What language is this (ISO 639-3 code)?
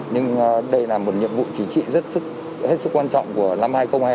vie